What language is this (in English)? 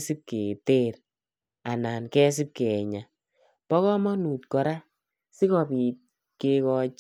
Kalenjin